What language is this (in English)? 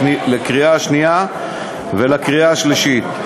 Hebrew